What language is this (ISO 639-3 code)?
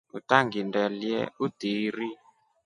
rof